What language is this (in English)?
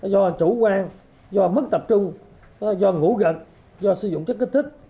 Vietnamese